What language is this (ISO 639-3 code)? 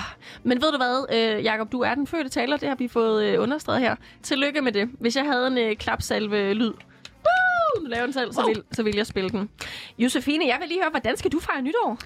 dan